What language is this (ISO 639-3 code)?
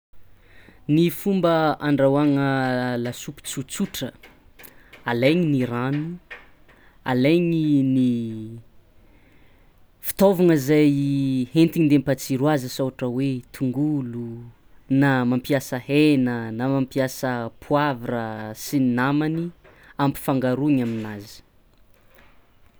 xmw